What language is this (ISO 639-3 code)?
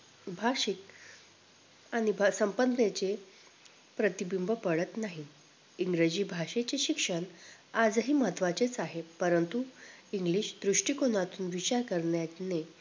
mar